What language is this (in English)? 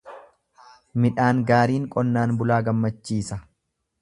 Oromo